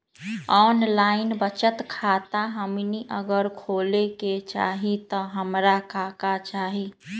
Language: Magahi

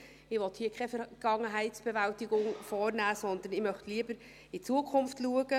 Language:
Swiss German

